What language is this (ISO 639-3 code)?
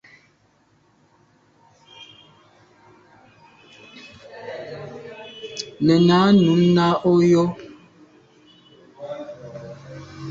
byv